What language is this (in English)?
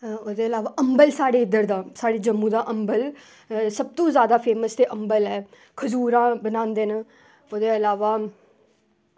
Dogri